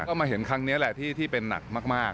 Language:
Thai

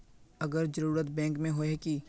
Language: Magahi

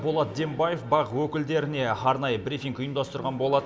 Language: Kazakh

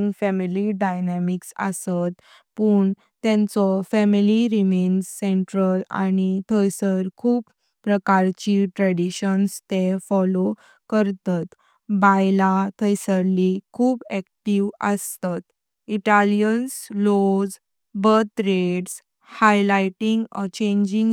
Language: Konkani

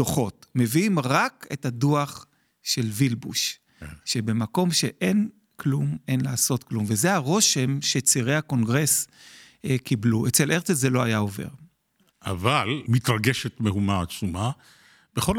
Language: Hebrew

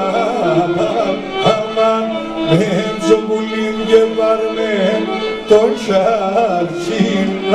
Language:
Greek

